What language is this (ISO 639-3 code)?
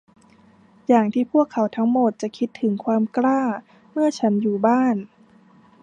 tha